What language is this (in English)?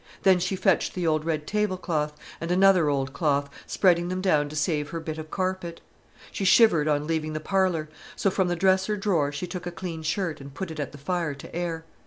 English